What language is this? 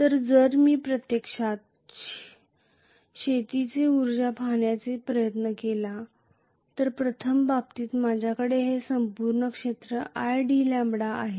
Marathi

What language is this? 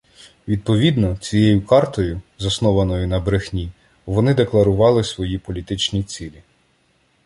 Ukrainian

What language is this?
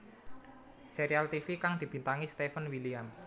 Javanese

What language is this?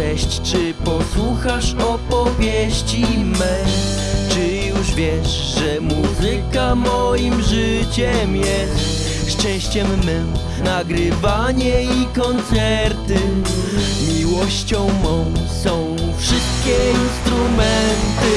Polish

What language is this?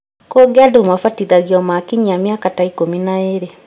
Kikuyu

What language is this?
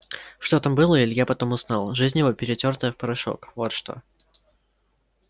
Russian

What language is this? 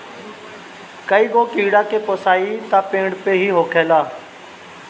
Bhojpuri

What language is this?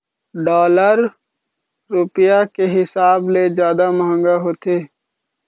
Chhattisgarhi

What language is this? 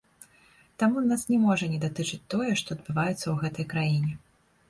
Belarusian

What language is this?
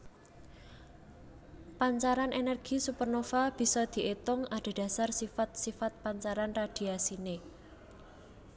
Javanese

